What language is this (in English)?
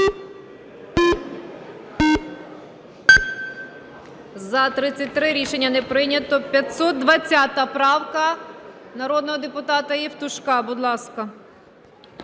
Ukrainian